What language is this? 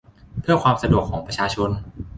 Thai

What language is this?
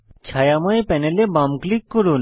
Bangla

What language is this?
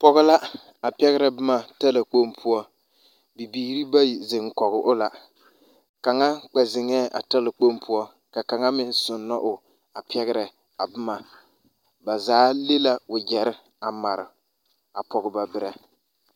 Southern Dagaare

